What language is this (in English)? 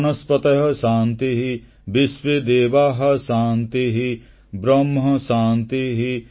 Odia